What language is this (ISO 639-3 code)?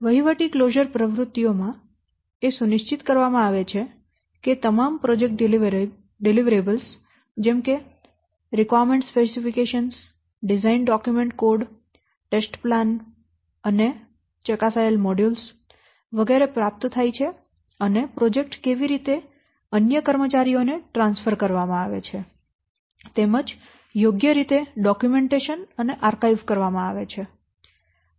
guj